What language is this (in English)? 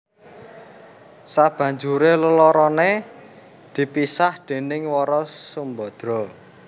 Javanese